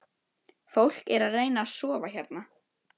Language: Icelandic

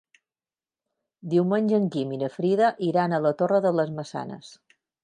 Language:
Catalan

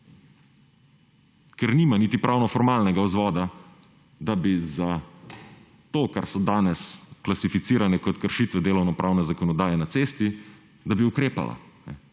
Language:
Slovenian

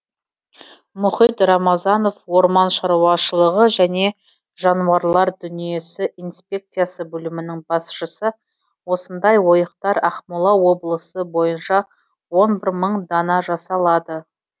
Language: Kazakh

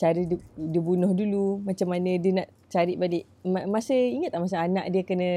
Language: Malay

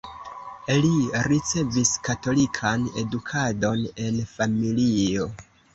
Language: Esperanto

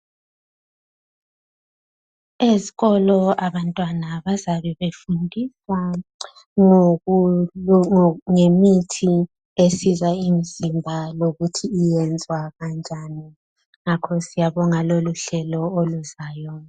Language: North Ndebele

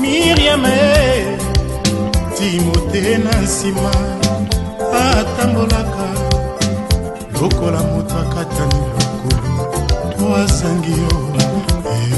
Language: French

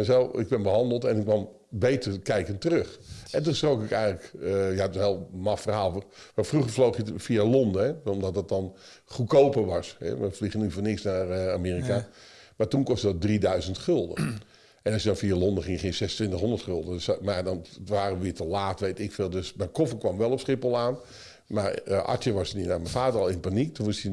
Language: Dutch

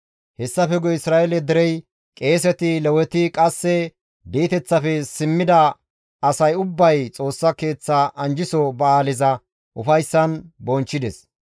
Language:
Gamo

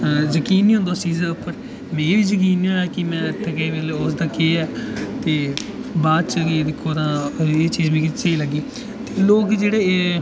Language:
Dogri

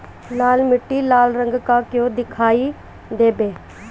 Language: Bhojpuri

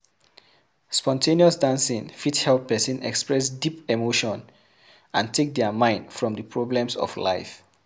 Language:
Nigerian Pidgin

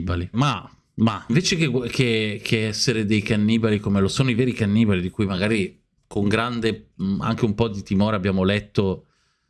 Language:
Italian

